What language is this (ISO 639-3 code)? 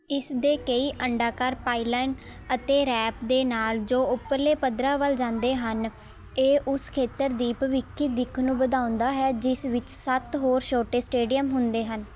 pan